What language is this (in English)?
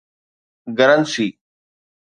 Sindhi